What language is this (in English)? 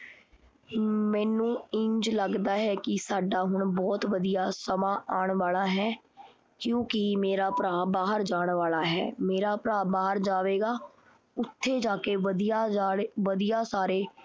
Punjabi